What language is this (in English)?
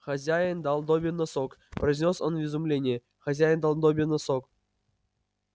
Russian